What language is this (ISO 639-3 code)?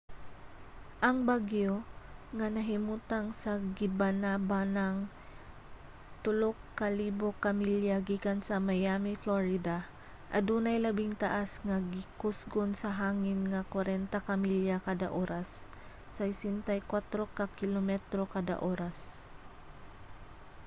ceb